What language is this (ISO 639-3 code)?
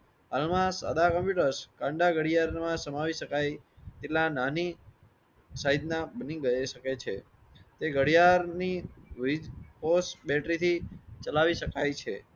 guj